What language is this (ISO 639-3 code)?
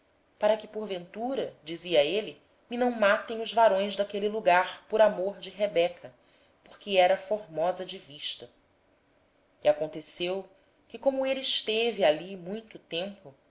por